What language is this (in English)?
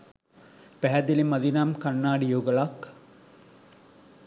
Sinhala